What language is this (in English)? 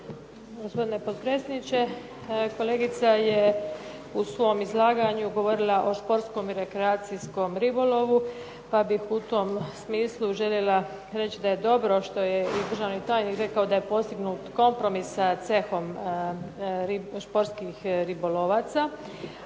Croatian